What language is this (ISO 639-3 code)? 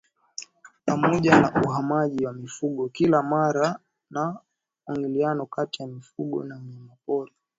swa